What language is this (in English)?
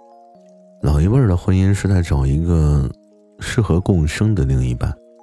Chinese